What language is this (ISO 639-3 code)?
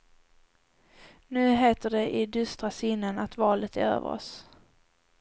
swe